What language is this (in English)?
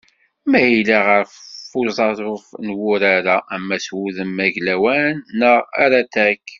Kabyle